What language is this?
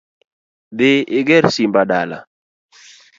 Luo (Kenya and Tanzania)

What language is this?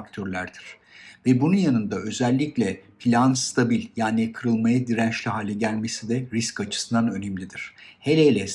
Turkish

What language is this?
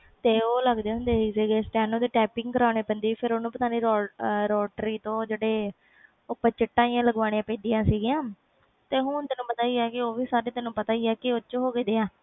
Punjabi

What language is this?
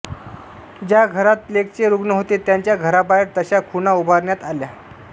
Marathi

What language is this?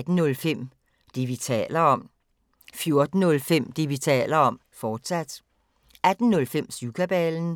Danish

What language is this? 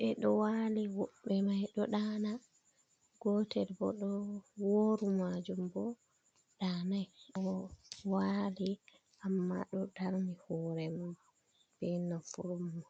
Fula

